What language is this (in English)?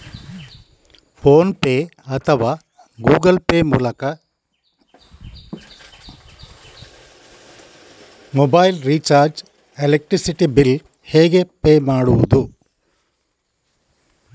Kannada